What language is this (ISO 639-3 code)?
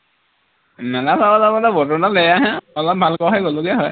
asm